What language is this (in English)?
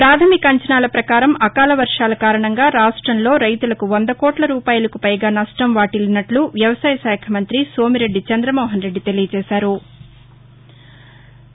Telugu